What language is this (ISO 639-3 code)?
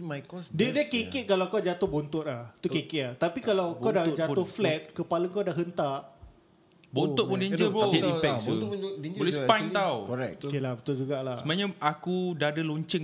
msa